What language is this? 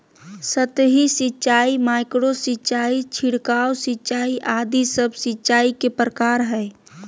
Magahi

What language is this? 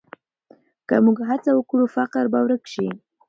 Pashto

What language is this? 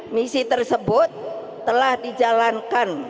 Indonesian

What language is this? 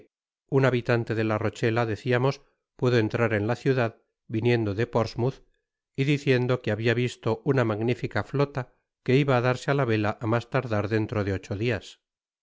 Spanish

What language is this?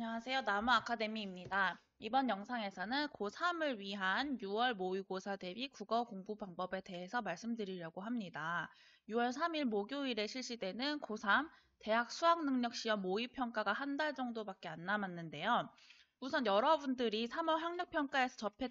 Korean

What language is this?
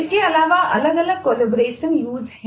Hindi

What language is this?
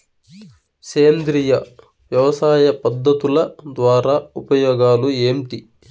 Telugu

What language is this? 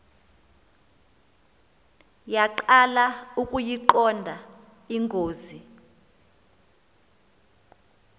Xhosa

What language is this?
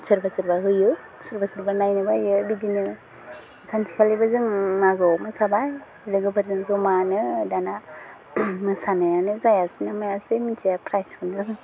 Bodo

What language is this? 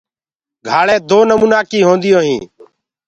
Gurgula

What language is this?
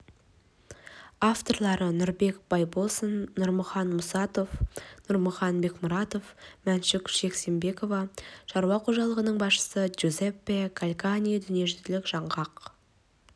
Kazakh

